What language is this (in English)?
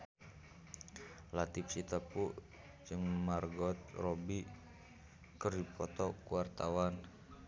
Sundanese